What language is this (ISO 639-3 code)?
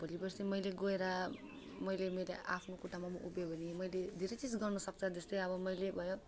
nep